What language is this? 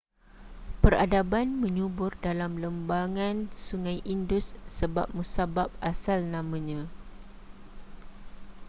Malay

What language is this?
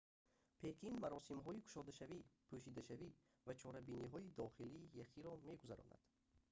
Tajik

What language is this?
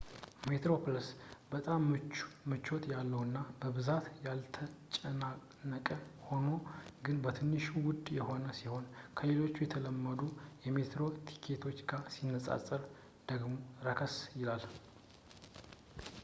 Amharic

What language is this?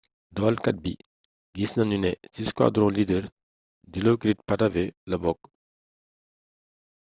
Wolof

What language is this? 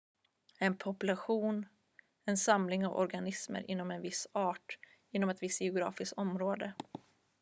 Swedish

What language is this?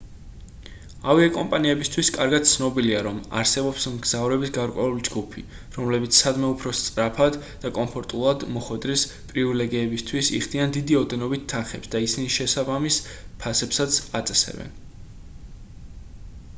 Georgian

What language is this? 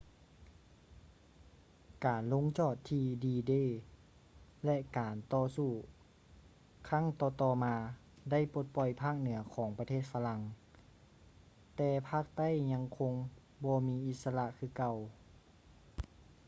Lao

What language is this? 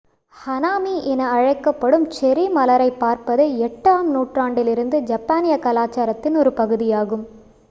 Tamil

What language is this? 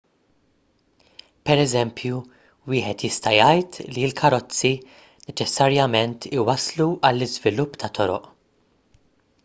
Maltese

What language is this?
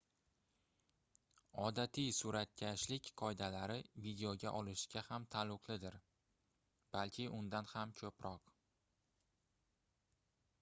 Uzbek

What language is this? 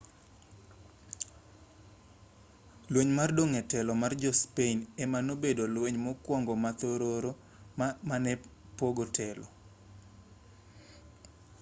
Luo (Kenya and Tanzania)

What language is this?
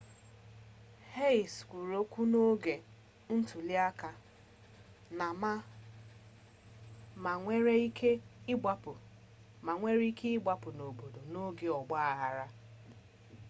Igbo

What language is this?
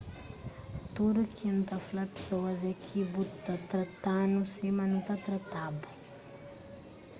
Kabuverdianu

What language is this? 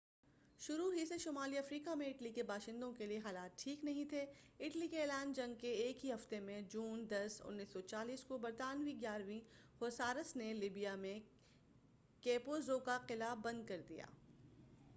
Urdu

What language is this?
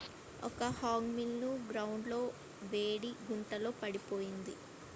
Telugu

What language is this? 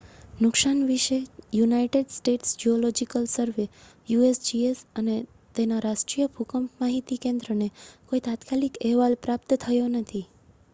Gujarati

